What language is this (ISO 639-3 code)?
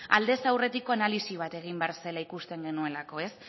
eus